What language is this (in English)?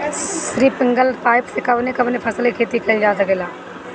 Bhojpuri